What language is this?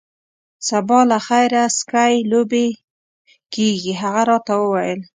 Pashto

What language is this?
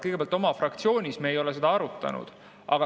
Estonian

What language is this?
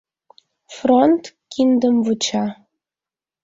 Mari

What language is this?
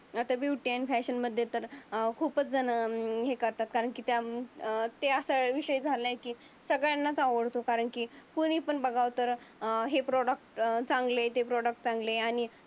Marathi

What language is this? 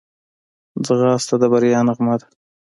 Pashto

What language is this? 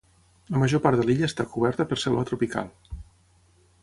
Catalan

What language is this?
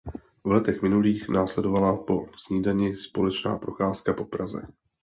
Czech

